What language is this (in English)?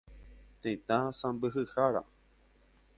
Guarani